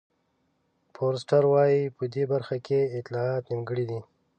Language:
Pashto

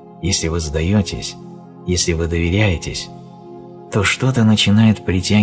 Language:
Russian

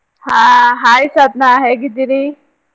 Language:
Kannada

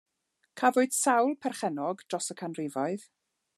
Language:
Welsh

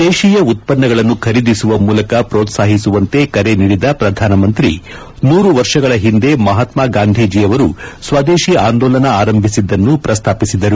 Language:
Kannada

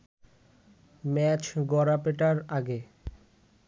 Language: Bangla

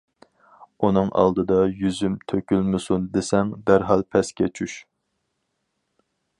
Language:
Uyghur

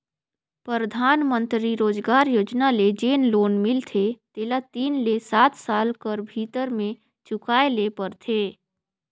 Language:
Chhattisgarhi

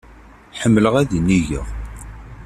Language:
Kabyle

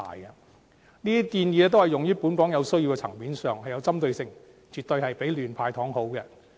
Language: Cantonese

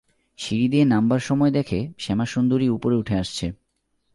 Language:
Bangla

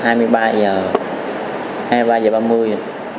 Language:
Vietnamese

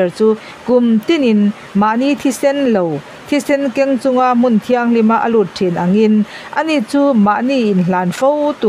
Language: Thai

